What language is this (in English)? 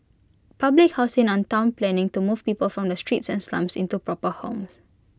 English